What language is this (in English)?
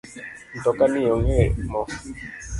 Luo (Kenya and Tanzania)